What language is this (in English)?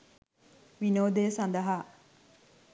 Sinhala